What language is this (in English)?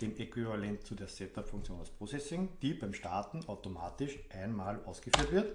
German